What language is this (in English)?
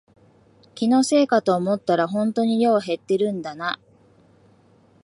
Japanese